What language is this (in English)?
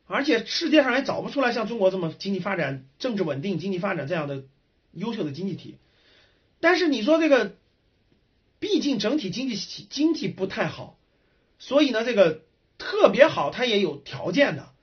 Chinese